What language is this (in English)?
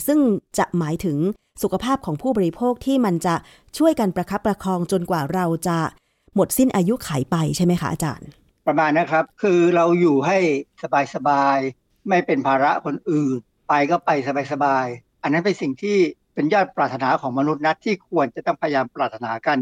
Thai